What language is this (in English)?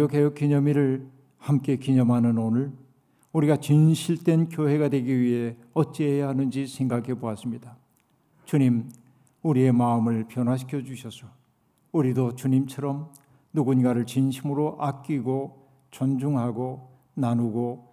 Korean